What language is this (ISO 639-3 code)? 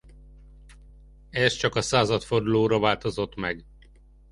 hun